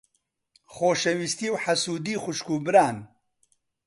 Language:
Central Kurdish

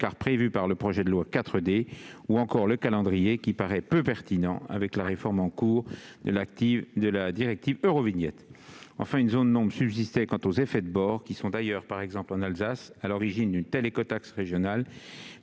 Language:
French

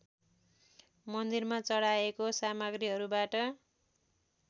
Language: Nepali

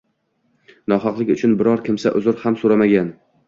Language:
Uzbek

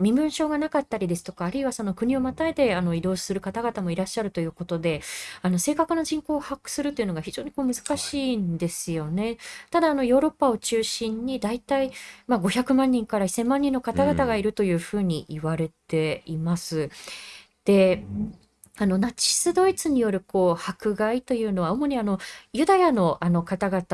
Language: Japanese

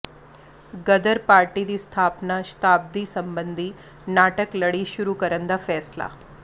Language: Punjabi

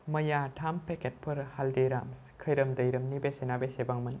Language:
Bodo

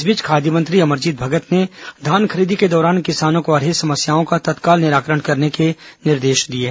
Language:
Hindi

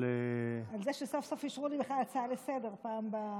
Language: Hebrew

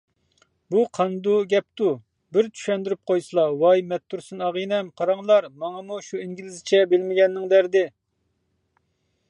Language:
Uyghur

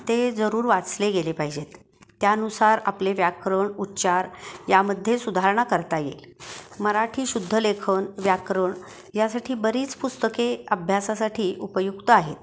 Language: Marathi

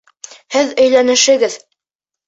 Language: Bashkir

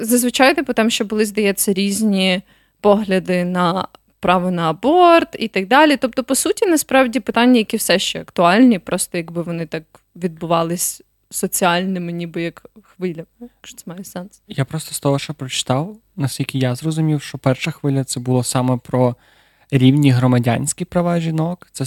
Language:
Ukrainian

